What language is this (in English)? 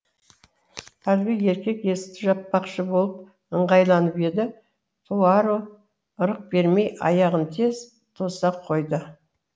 Kazakh